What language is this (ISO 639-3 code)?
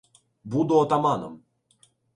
ukr